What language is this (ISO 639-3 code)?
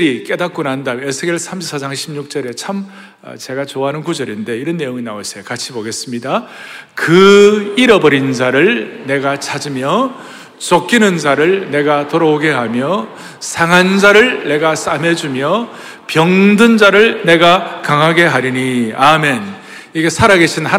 kor